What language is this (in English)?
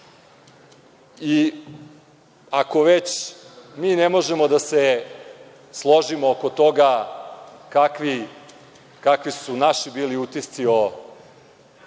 Serbian